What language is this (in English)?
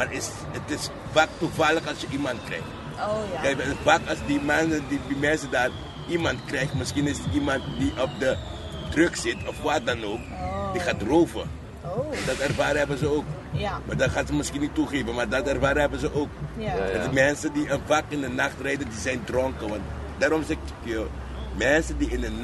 Dutch